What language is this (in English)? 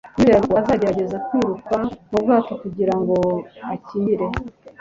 Kinyarwanda